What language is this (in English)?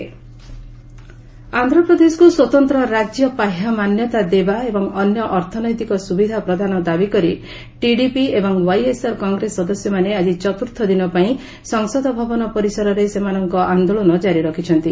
Odia